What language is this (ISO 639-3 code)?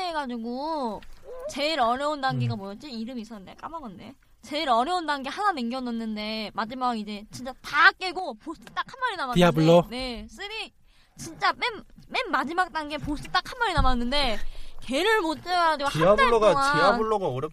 kor